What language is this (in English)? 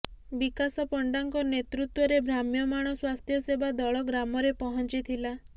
Odia